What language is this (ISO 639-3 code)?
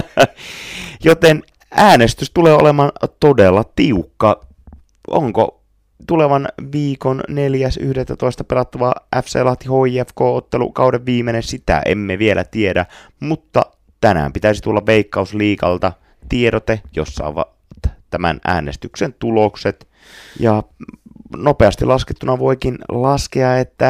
fin